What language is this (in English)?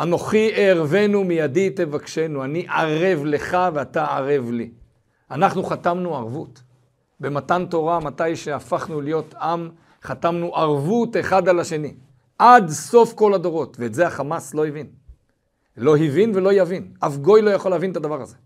Hebrew